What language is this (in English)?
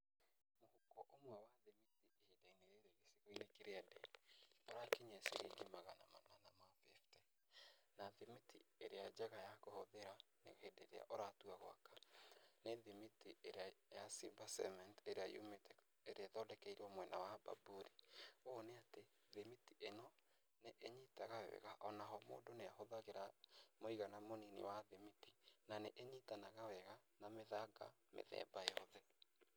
Kikuyu